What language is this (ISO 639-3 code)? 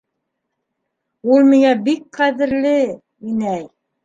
bak